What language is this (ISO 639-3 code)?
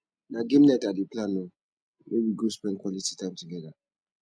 pcm